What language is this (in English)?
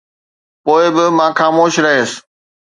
Sindhi